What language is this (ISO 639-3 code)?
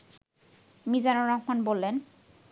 ben